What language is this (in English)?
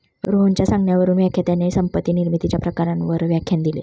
Marathi